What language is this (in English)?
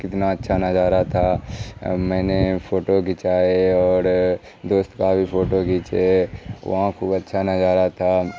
Urdu